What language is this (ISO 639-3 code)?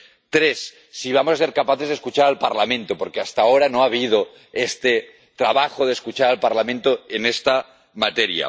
spa